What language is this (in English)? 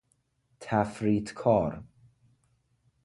Persian